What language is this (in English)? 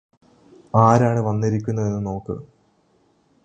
Malayalam